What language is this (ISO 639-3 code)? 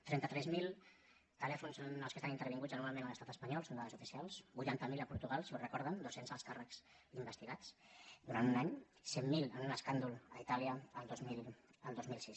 cat